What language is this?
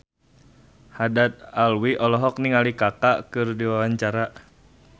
Sundanese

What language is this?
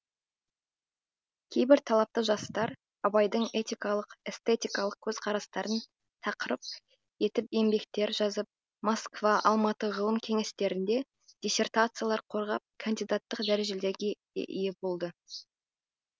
Kazakh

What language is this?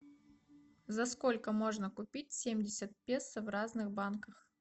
Russian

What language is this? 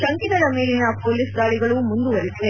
Kannada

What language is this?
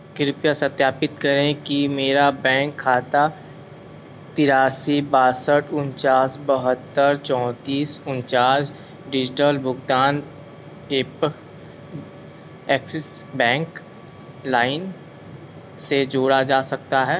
Hindi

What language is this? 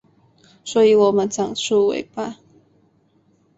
Chinese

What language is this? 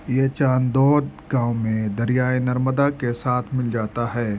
Urdu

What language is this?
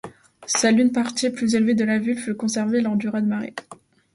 French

